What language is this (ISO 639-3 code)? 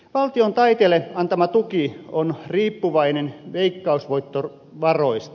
fin